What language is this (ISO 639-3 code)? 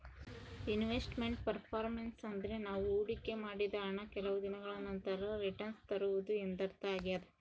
kan